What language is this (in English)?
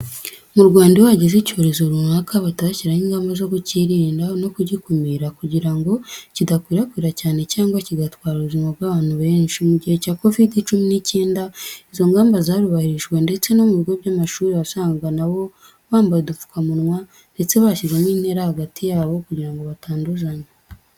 Kinyarwanda